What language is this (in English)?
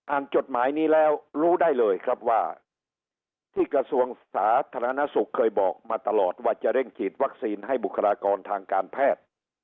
Thai